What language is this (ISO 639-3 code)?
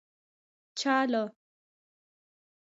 pus